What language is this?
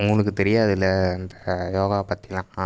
Tamil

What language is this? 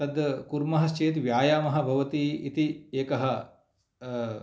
Sanskrit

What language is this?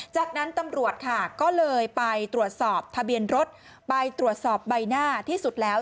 Thai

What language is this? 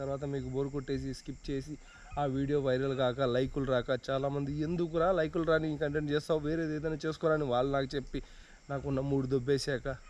Telugu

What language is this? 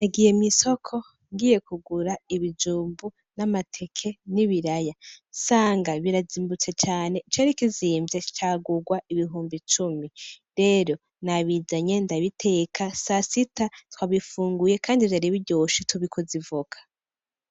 Rundi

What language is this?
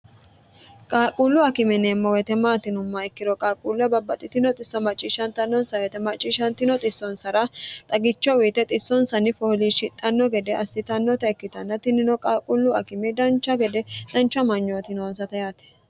Sidamo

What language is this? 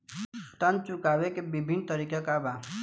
Bhojpuri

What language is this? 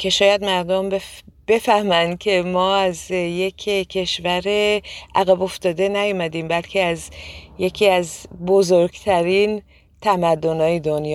Persian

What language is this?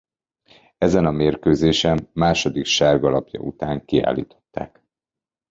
Hungarian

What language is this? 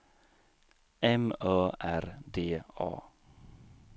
Swedish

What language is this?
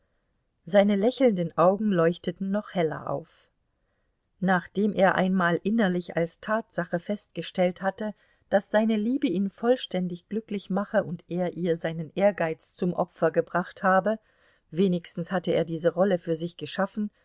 German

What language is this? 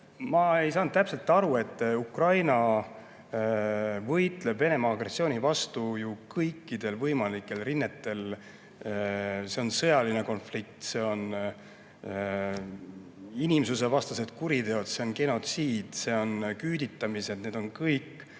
Estonian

